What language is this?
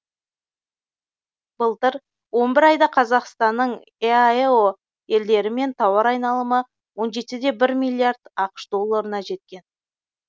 Kazakh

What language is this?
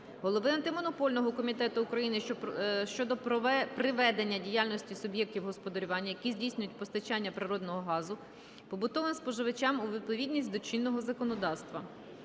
Ukrainian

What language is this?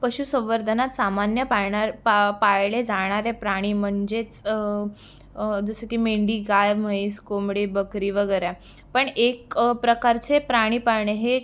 Marathi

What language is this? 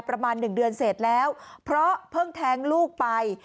Thai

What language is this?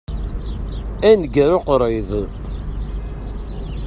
Kabyle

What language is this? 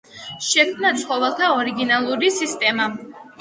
Georgian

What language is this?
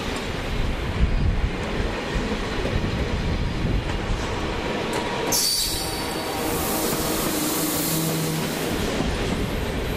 Dutch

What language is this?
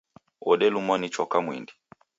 Taita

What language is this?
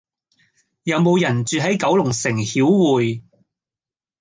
Cantonese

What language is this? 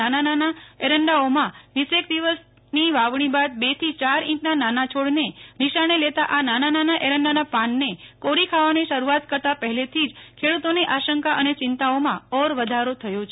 Gujarati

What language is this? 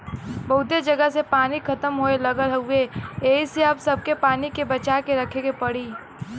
Bhojpuri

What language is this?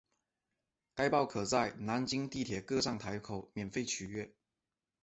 Chinese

